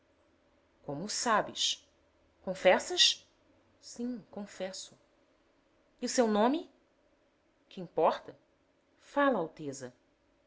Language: Portuguese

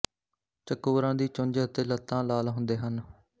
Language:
Punjabi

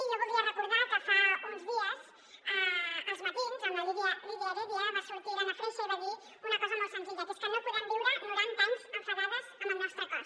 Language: Catalan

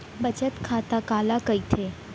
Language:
Chhattisgarhi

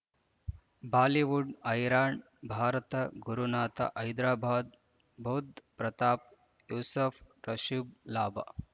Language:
Kannada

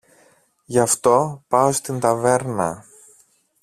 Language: Greek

